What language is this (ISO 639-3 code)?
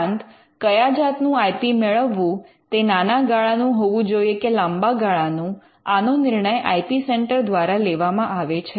guj